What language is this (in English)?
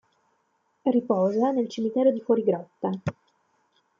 Italian